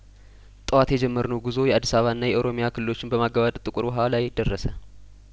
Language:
Amharic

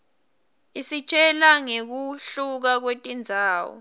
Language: Swati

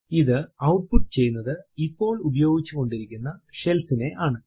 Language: Malayalam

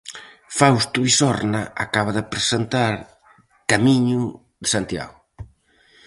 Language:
Galician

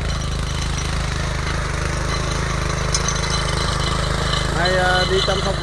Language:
Vietnamese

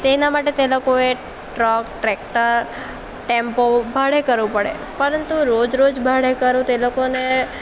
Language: Gujarati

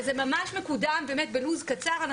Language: Hebrew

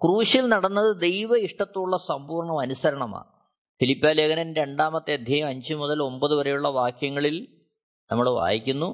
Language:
Malayalam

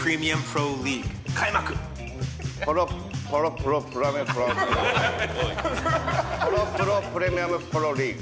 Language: Japanese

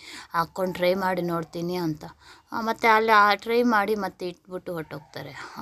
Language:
Romanian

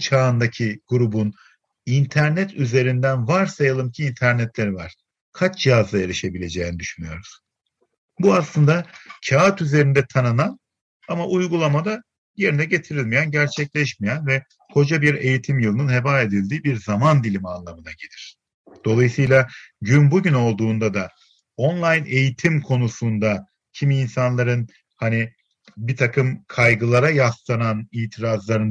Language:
Turkish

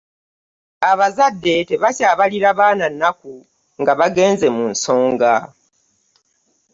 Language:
Ganda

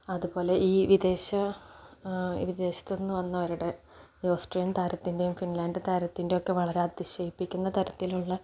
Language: Malayalam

